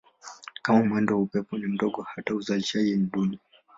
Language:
Swahili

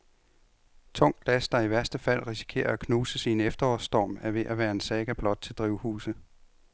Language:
Danish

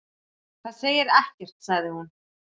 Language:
Icelandic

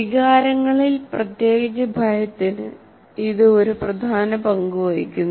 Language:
Malayalam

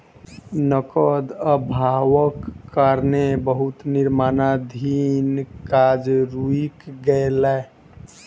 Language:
Maithili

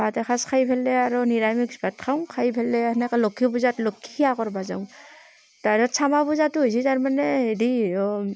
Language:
Assamese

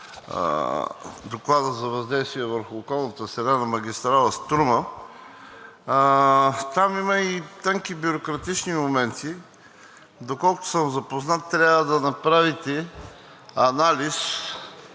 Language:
Bulgarian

